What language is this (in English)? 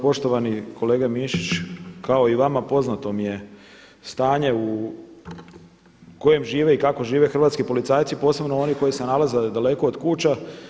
Croatian